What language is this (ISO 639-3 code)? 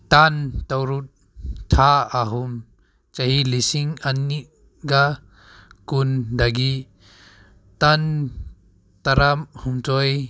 mni